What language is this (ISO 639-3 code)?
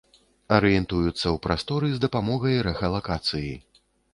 bel